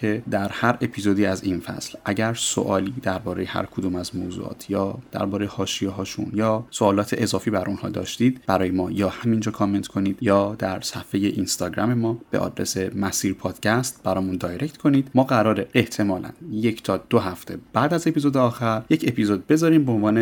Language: Persian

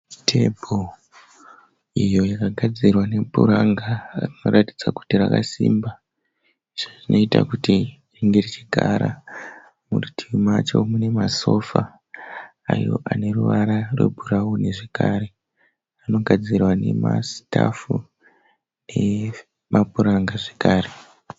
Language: Shona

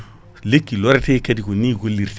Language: Fula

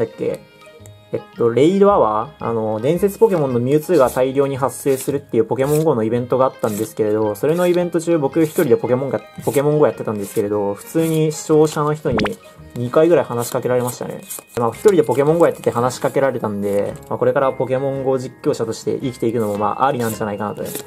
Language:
Japanese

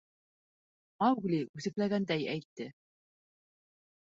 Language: Bashkir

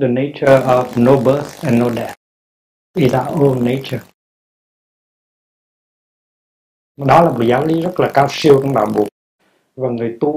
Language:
Vietnamese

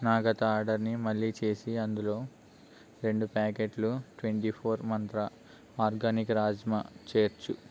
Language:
Telugu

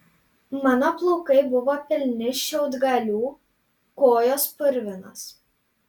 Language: Lithuanian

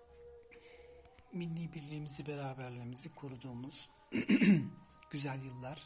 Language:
Turkish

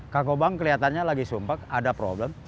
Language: Indonesian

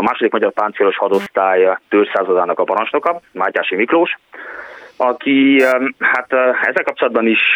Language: Hungarian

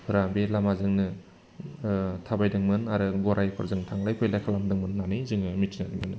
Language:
Bodo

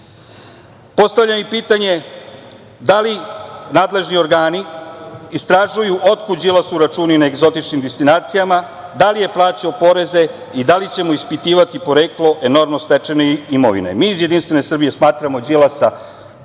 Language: Serbian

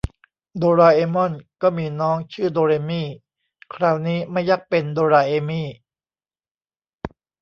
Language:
Thai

